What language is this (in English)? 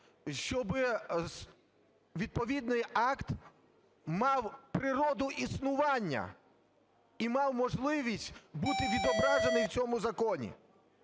Ukrainian